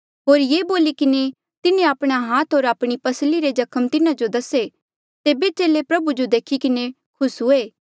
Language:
Mandeali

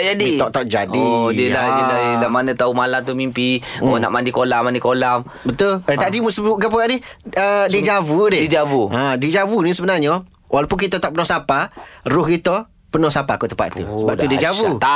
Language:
Malay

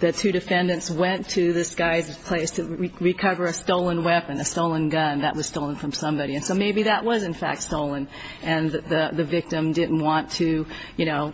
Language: English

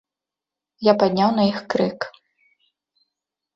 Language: Belarusian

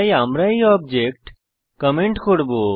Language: Bangla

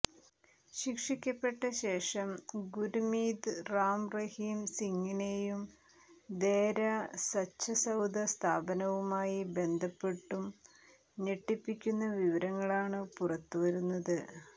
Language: Malayalam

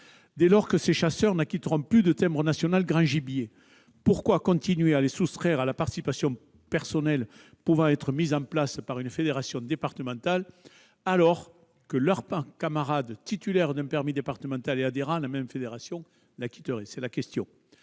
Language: French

